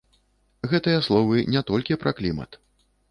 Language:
Belarusian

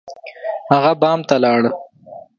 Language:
Pashto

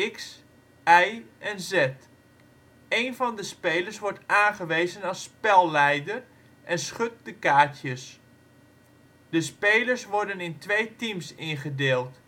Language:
Dutch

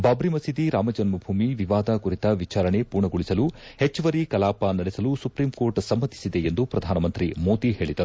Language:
Kannada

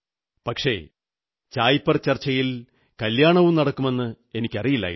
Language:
Malayalam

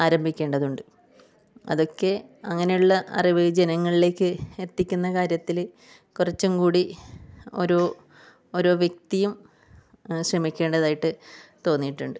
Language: Malayalam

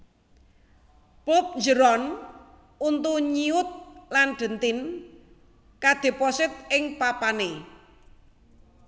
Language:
Javanese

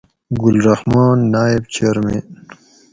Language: Gawri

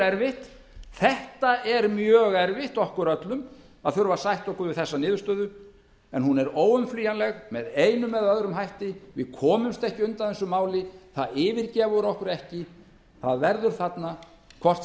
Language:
Icelandic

